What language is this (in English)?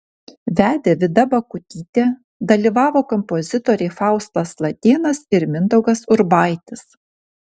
Lithuanian